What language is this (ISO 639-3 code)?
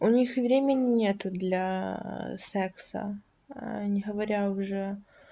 rus